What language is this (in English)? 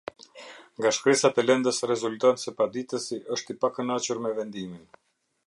Albanian